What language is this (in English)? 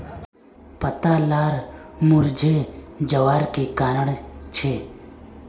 Magahi